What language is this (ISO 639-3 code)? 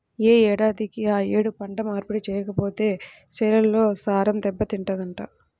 tel